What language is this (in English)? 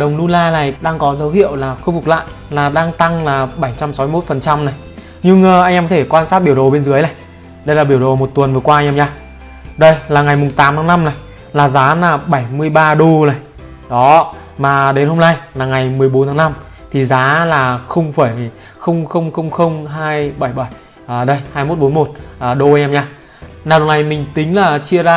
Vietnamese